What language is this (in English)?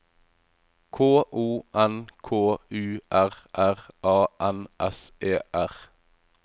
Norwegian